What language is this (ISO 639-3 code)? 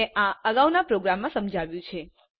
guj